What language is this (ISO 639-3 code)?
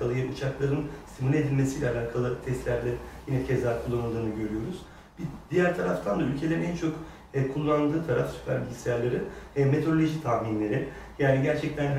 tur